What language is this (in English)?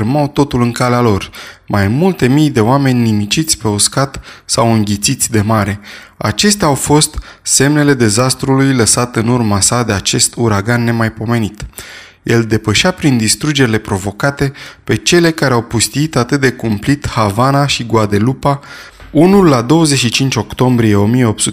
Romanian